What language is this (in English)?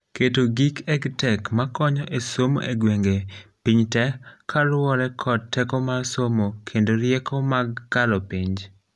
Luo (Kenya and Tanzania)